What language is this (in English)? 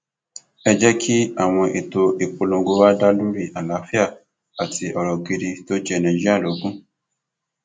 Yoruba